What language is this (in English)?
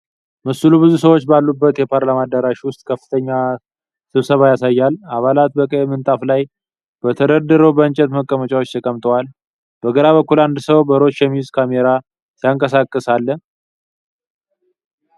Amharic